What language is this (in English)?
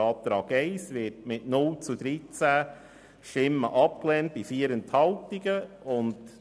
Swiss German